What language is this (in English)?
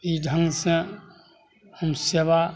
Maithili